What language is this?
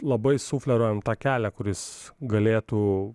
Lithuanian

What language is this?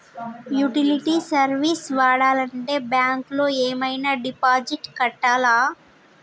Telugu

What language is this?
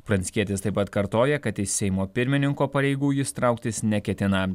Lithuanian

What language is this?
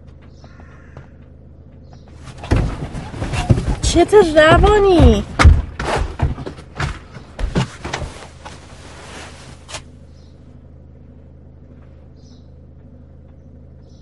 Persian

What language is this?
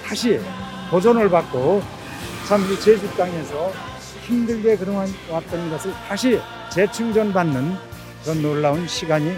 Korean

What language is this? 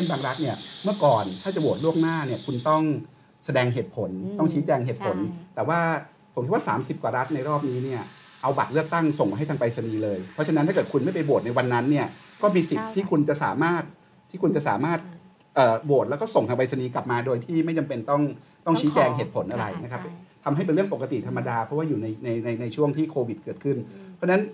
Thai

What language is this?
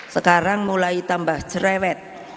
Indonesian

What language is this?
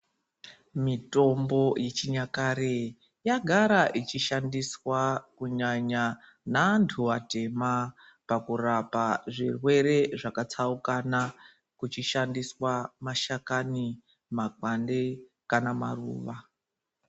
Ndau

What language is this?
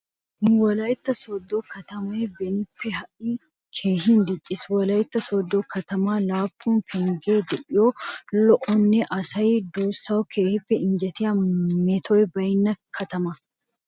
Wolaytta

